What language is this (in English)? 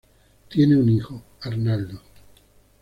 Spanish